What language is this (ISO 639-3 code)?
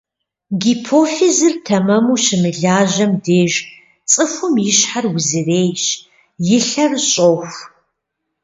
kbd